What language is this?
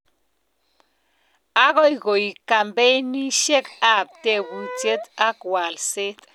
Kalenjin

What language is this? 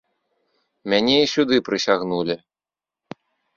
Belarusian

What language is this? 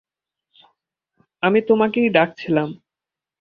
Bangla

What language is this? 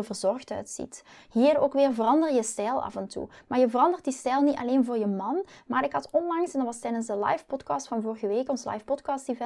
Dutch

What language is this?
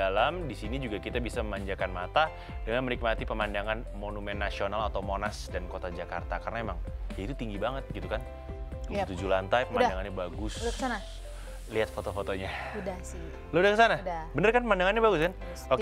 Indonesian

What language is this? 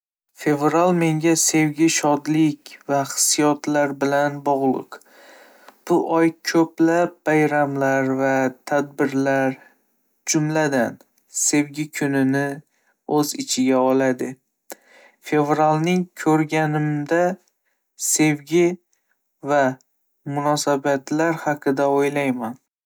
Uzbek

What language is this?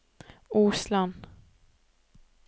Norwegian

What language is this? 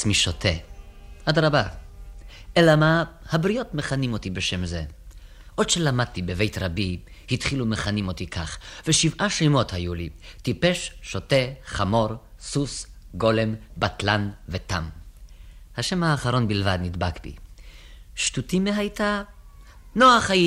Hebrew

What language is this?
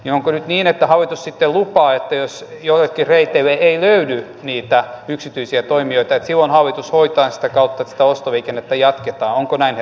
Finnish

